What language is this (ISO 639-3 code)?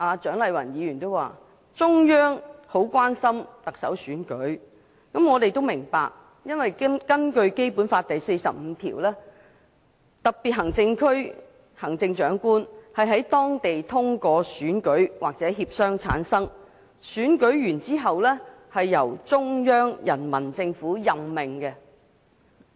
yue